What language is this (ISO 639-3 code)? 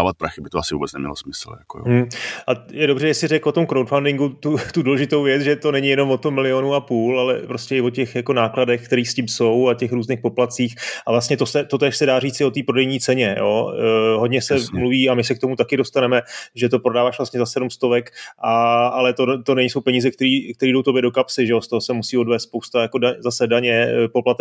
ces